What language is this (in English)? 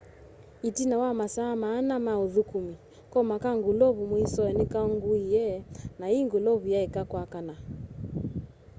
Kamba